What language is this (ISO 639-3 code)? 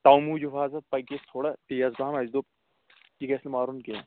kas